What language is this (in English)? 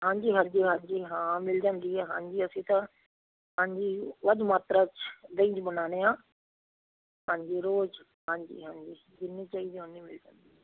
Punjabi